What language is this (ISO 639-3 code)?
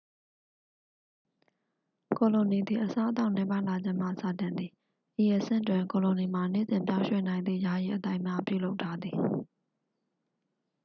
mya